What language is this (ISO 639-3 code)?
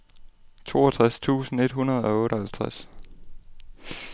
dan